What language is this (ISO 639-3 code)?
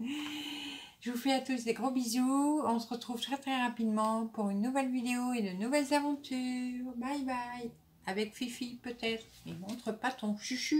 fra